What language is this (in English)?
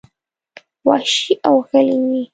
Pashto